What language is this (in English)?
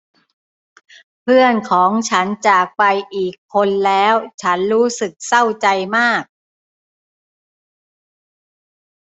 Thai